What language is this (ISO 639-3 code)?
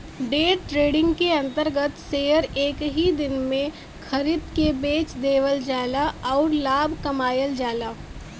bho